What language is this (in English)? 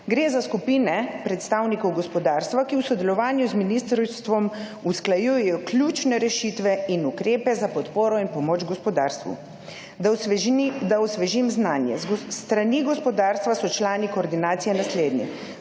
Slovenian